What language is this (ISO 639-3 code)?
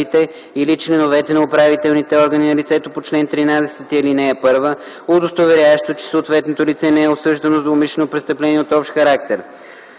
bul